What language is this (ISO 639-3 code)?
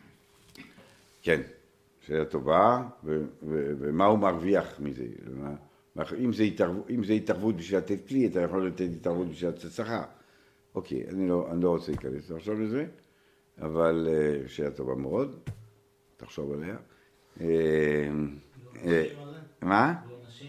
heb